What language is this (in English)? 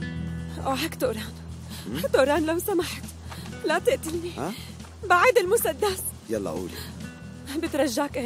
Arabic